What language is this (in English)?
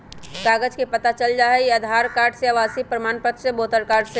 Magahi